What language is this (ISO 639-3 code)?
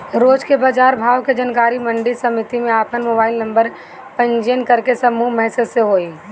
bho